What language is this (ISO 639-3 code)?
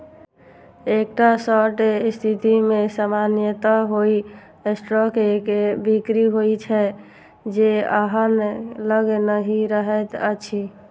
mai